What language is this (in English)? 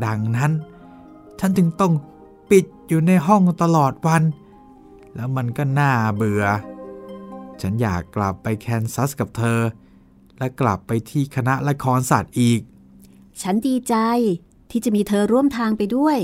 Thai